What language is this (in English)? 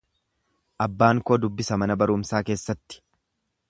Oromo